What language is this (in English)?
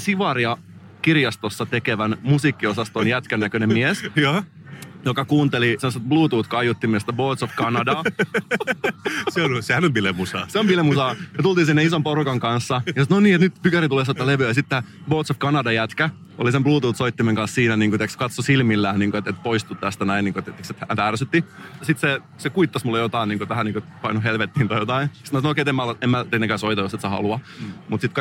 Finnish